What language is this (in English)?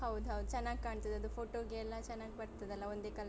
Kannada